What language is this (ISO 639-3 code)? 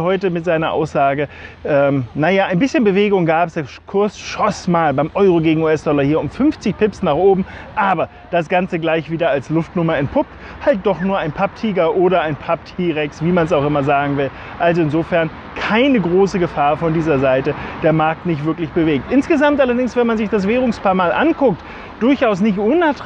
deu